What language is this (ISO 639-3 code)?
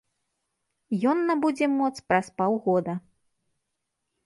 bel